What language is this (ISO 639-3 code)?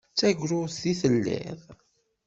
kab